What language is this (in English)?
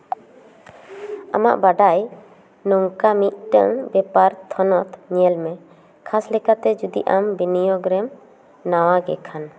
Santali